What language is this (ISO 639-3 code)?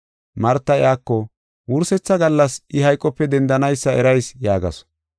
gof